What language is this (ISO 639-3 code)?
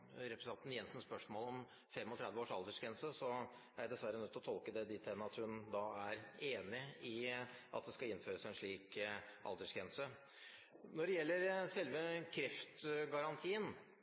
nob